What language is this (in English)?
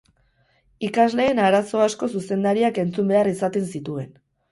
Basque